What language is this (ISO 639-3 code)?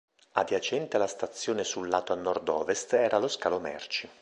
ita